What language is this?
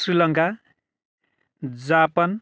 Nepali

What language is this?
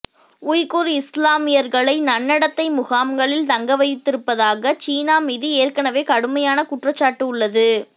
Tamil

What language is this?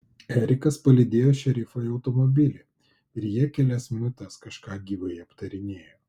Lithuanian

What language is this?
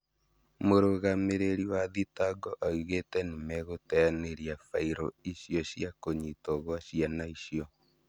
Kikuyu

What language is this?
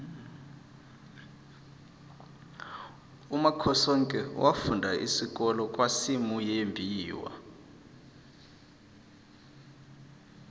South Ndebele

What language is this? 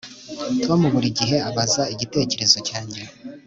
Kinyarwanda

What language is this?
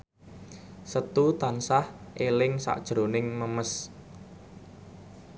Javanese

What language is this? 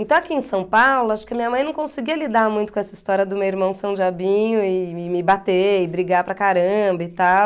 Portuguese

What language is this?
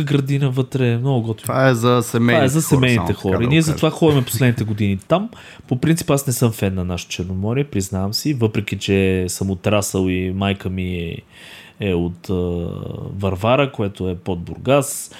Bulgarian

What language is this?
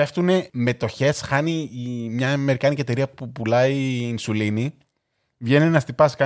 Greek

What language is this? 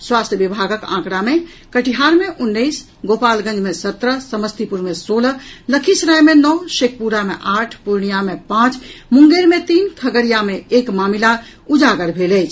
Maithili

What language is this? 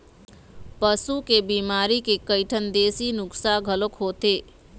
Chhattisgarhi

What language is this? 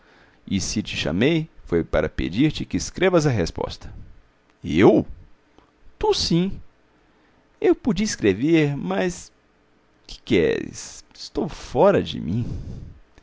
Portuguese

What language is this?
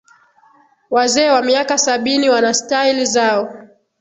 Swahili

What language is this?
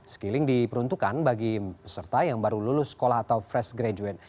Indonesian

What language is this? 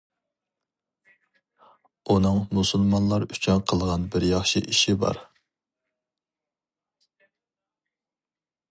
Uyghur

